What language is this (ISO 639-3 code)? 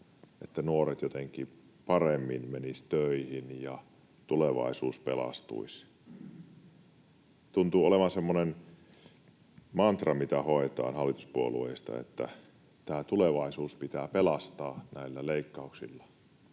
fin